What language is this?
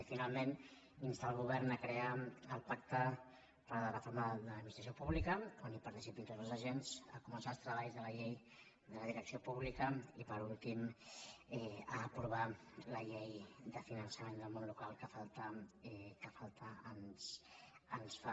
Catalan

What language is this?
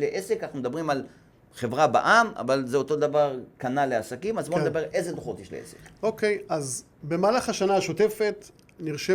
Hebrew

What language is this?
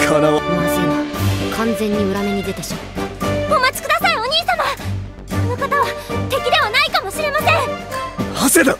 Japanese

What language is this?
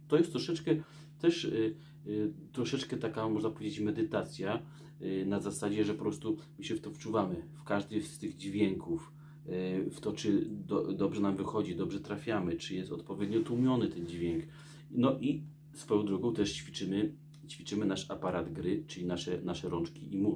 Polish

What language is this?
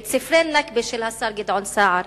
Hebrew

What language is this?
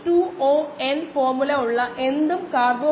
Malayalam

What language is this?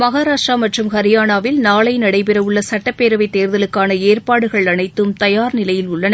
Tamil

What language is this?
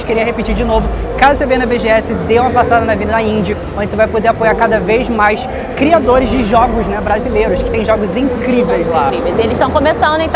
Portuguese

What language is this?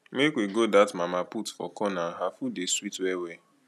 Nigerian Pidgin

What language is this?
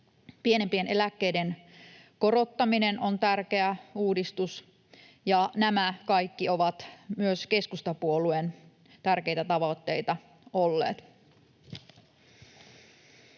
Finnish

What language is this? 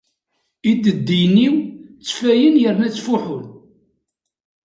Kabyle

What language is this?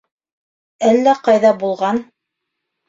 Bashkir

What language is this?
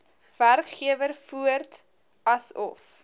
Afrikaans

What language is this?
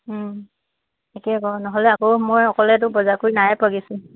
Assamese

